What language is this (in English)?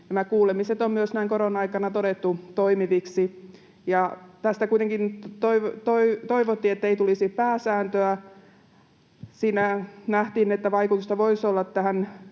Finnish